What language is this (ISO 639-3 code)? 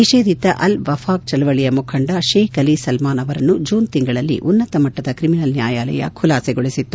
kan